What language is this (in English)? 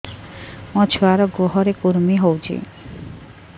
Odia